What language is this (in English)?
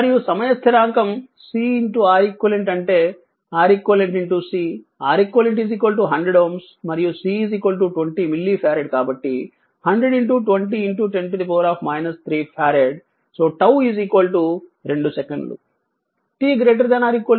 Telugu